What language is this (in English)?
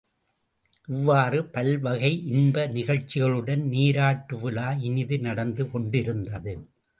Tamil